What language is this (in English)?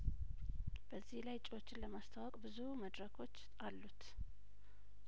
Amharic